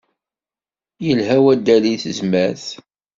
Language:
Kabyle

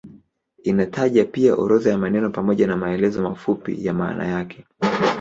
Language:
Swahili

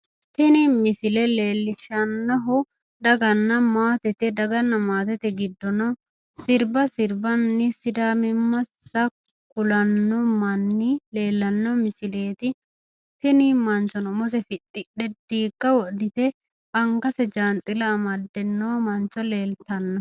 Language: Sidamo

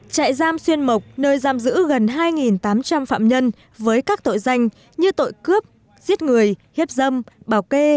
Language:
Vietnamese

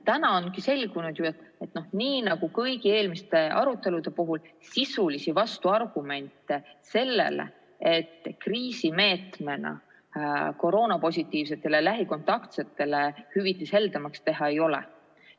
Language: Estonian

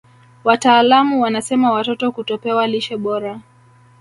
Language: Swahili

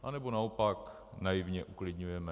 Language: Czech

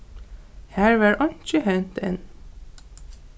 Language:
Faroese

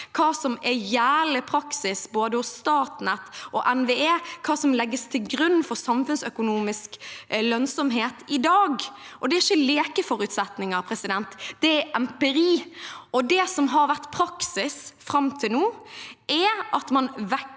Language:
Norwegian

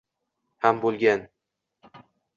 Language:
Uzbek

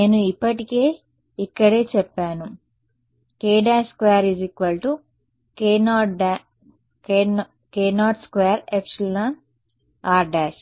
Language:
Telugu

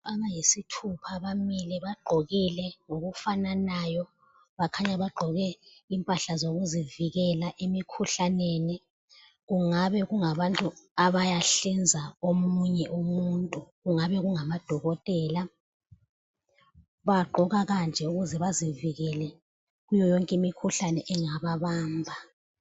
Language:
North Ndebele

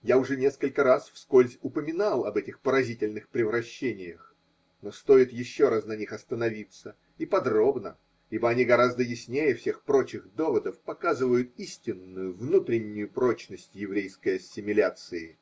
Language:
Russian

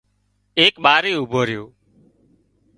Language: Wadiyara Koli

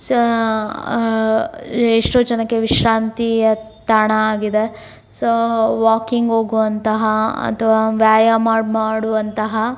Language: Kannada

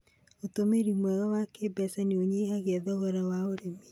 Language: Kikuyu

